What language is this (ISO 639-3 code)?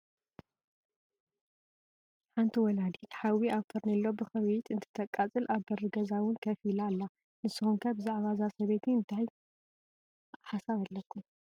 tir